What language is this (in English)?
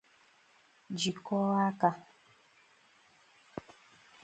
Igbo